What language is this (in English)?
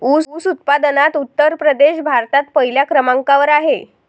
Marathi